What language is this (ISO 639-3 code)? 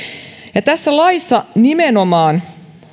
fin